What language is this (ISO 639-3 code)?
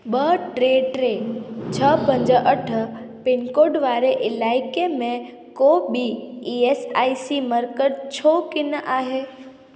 snd